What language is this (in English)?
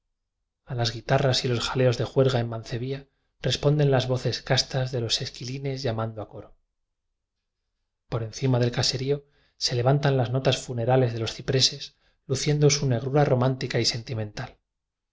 Spanish